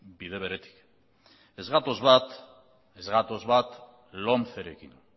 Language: Basque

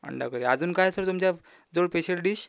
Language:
Marathi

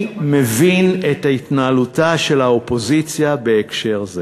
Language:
Hebrew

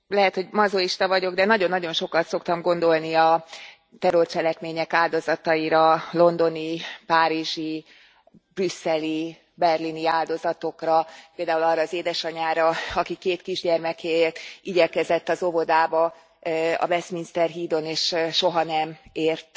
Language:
Hungarian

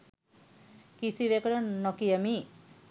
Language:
Sinhala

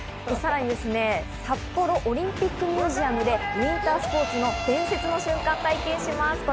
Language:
Japanese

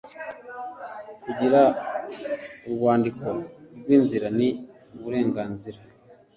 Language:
Kinyarwanda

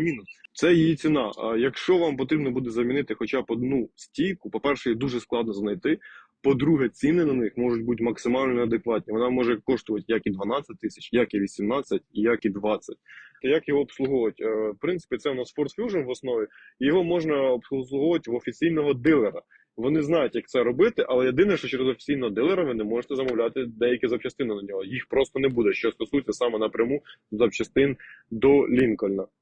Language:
Ukrainian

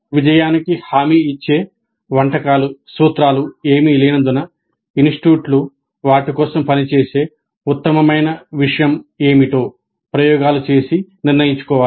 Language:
Telugu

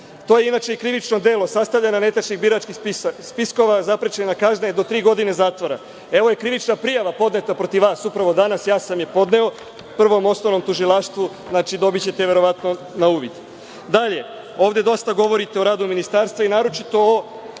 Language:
Serbian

